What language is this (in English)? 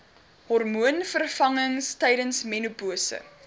Afrikaans